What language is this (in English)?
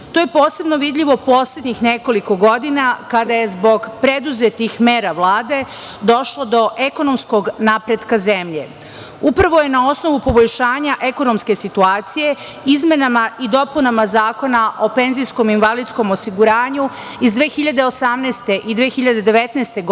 Serbian